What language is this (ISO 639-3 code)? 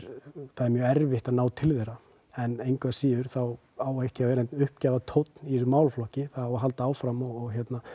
isl